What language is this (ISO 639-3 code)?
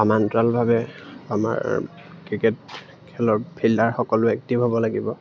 asm